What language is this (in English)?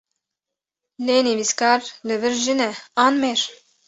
Kurdish